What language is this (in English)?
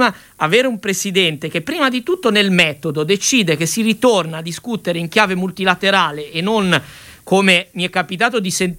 Italian